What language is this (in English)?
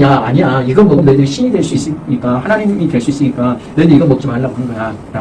Korean